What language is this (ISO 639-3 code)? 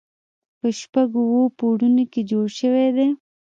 pus